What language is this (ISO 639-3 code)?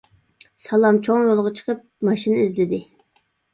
uig